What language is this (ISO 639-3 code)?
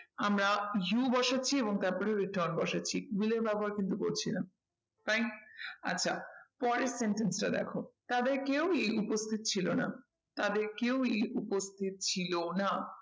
ben